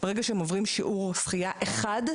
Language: Hebrew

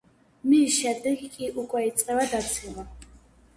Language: Georgian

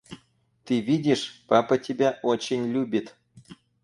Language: Russian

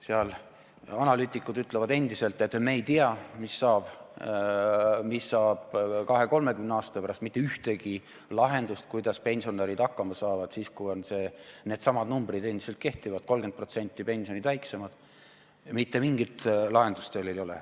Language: Estonian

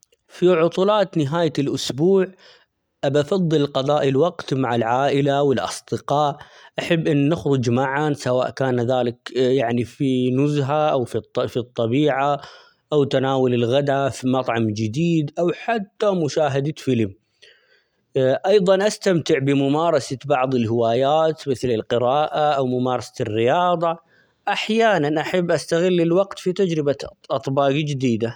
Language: Omani Arabic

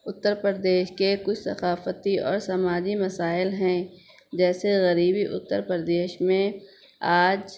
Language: Urdu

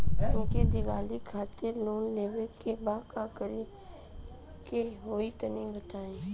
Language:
Bhojpuri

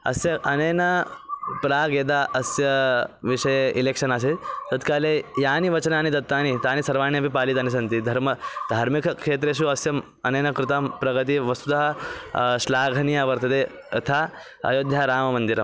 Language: Sanskrit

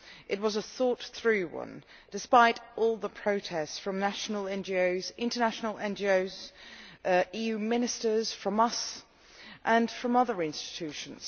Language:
English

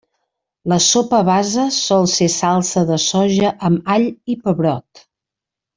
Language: Catalan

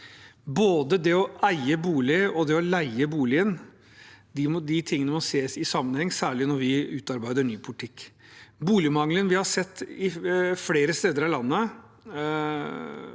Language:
Norwegian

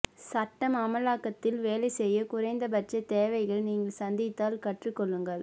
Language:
Tamil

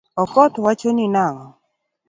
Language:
Luo (Kenya and Tanzania)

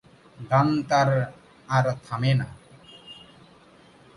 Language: Bangla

